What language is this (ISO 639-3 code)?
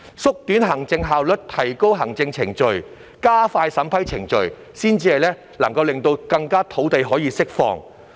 yue